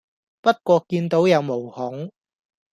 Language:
Cantonese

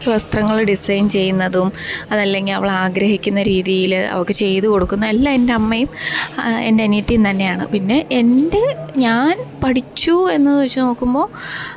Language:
Malayalam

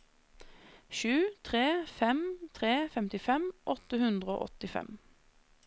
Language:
Norwegian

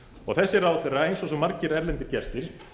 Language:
Icelandic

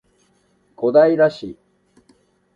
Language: Japanese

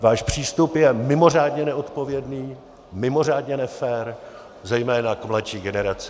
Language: Czech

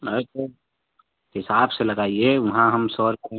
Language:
Hindi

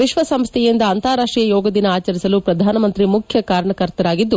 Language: Kannada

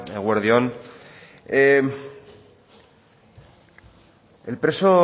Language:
Basque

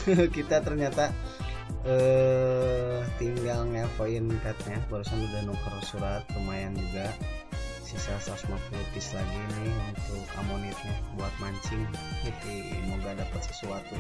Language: Indonesian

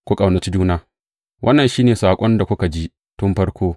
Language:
Hausa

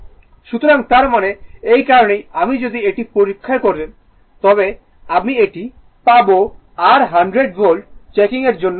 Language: Bangla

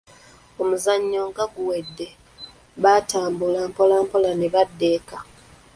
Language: Ganda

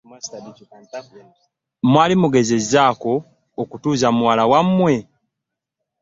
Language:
Ganda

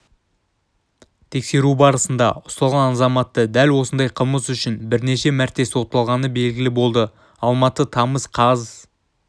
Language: Kazakh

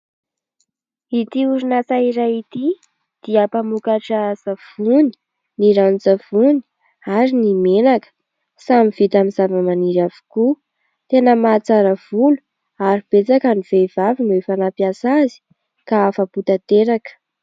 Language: Malagasy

